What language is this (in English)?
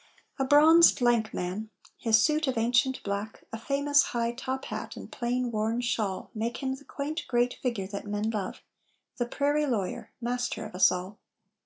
English